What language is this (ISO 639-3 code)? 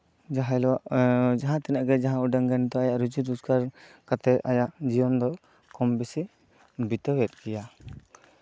sat